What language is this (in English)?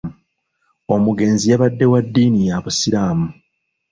Ganda